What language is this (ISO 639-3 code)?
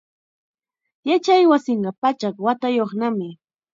qxa